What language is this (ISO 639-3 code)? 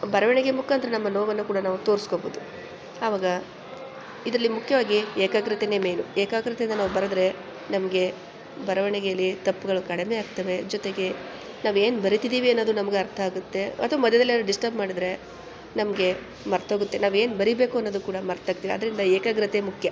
kan